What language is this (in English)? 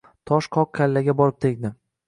Uzbek